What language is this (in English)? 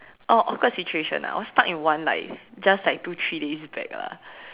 English